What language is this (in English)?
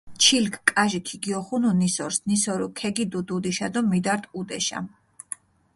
Mingrelian